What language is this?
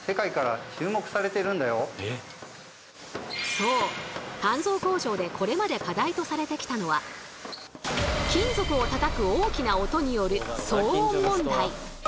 Japanese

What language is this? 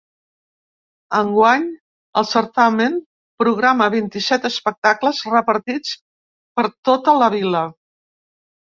Catalan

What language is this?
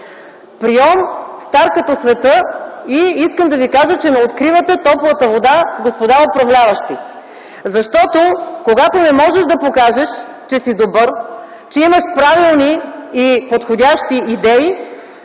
Bulgarian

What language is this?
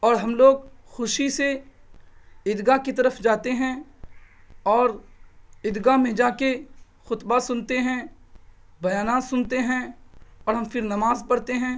Urdu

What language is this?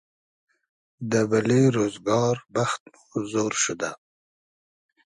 Hazaragi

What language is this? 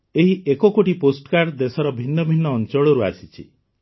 Odia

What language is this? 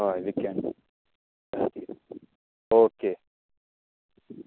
Konkani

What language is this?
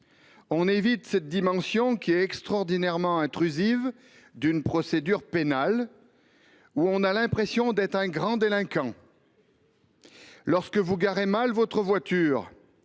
French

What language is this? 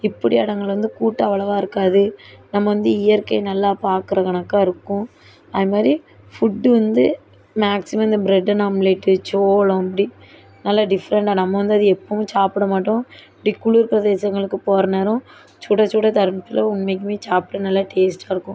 Tamil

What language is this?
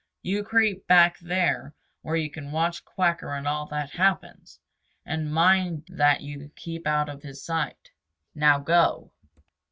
English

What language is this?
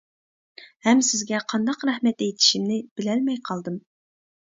Uyghur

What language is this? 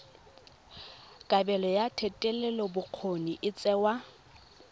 Tswana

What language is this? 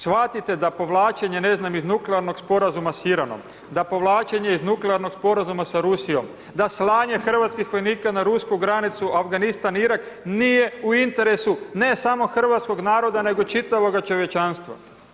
Croatian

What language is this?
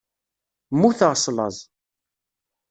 Kabyle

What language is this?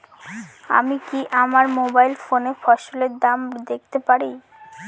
Bangla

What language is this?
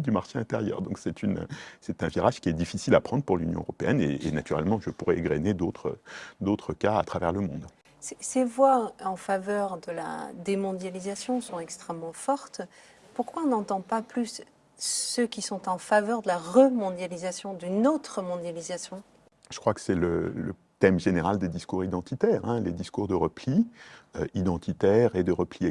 French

